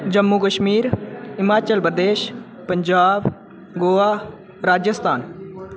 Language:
Dogri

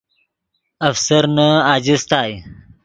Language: Yidgha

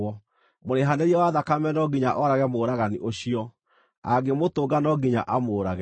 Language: Kikuyu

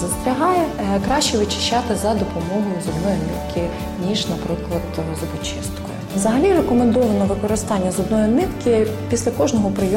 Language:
Ukrainian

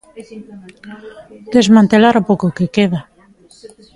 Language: Galician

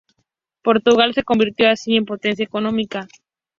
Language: Spanish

